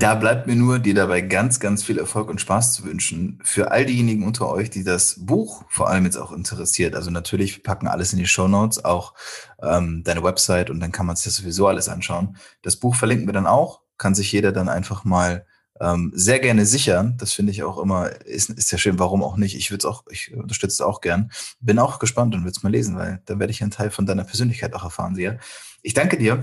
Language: German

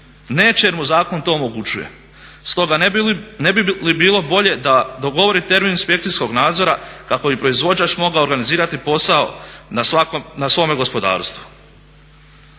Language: Croatian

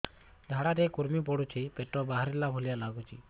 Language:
Odia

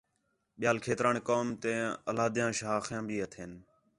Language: Khetrani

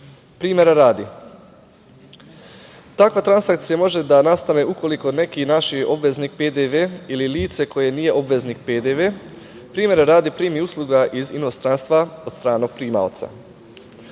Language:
Serbian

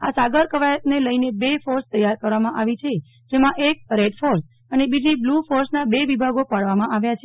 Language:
Gujarati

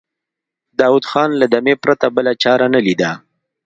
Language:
Pashto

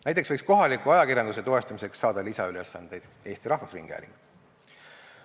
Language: Estonian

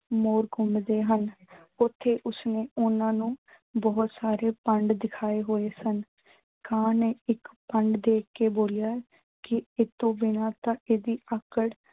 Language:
Punjabi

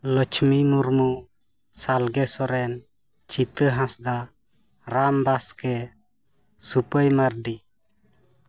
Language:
Santali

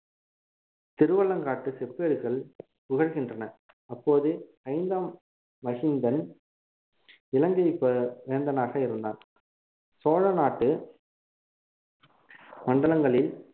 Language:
Tamil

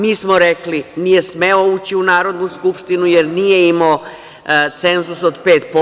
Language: Serbian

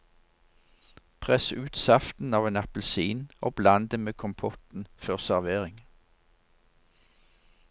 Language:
Norwegian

